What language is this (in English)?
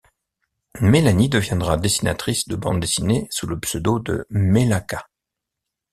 French